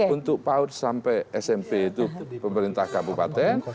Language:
Indonesian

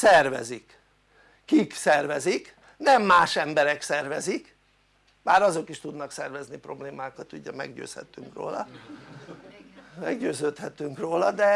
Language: Hungarian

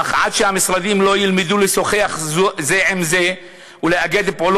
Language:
Hebrew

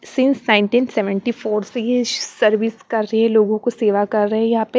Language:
Hindi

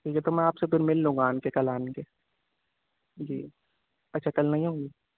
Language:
Urdu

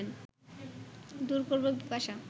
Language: Bangla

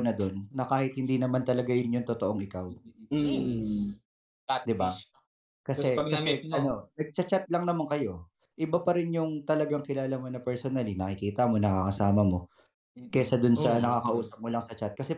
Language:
Filipino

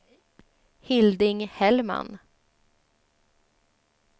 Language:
Swedish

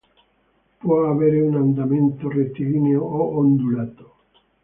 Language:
Italian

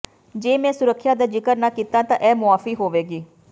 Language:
Punjabi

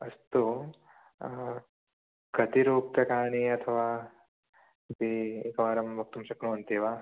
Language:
Sanskrit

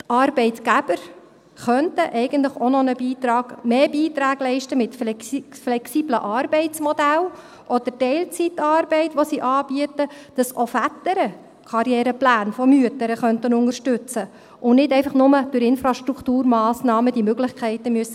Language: Swiss German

